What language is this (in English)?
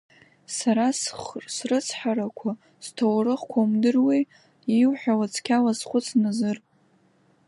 Abkhazian